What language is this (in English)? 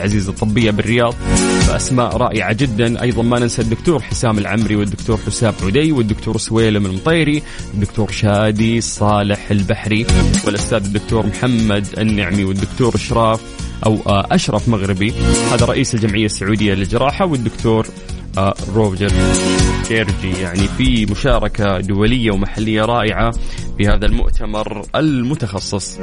Arabic